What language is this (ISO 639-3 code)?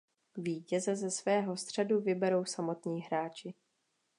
ces